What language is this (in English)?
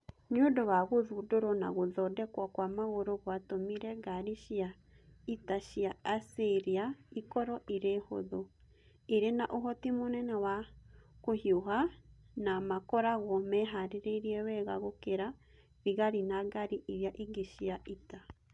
Kikuyu